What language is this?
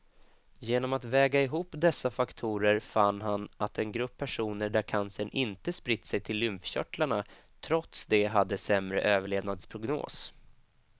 Swedish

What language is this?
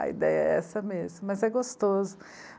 Portuguese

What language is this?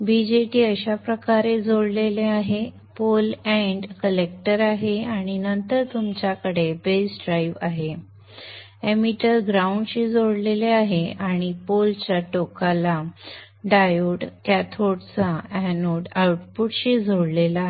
Marathi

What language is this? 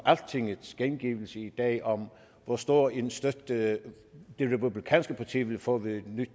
Danish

